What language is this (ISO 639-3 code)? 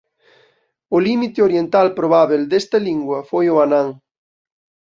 glg